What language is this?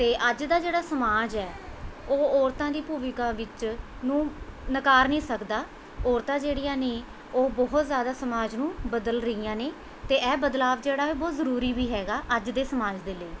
Punjabi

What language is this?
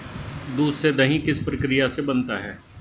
Hindi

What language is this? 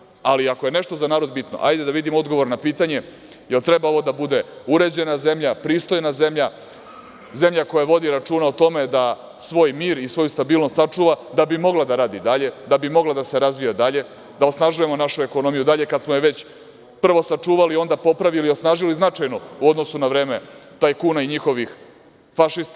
Serbian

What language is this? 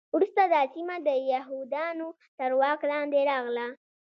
Pashto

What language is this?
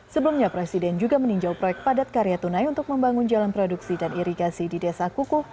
Indonesian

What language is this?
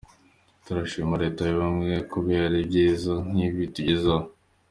Kinyarwanda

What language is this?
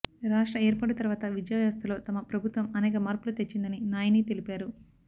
Telugu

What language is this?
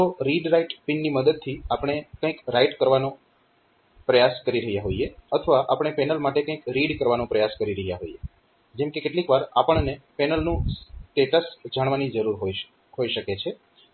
Gujarati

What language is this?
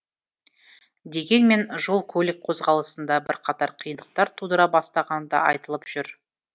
Kazakh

